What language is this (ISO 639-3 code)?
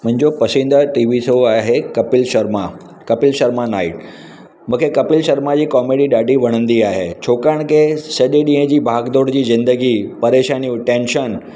snd